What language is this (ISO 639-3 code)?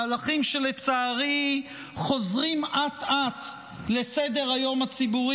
heb